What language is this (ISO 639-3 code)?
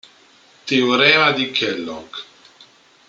ita